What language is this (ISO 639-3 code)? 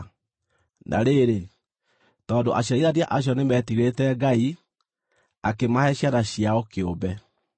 kik